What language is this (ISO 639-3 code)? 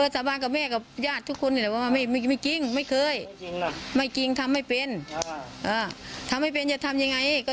tha